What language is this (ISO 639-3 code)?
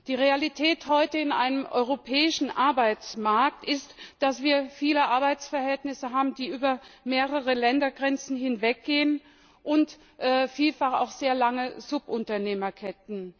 deu